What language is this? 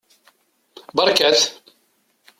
Kabyle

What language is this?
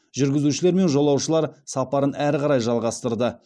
Kazakh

